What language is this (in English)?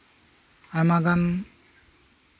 Santali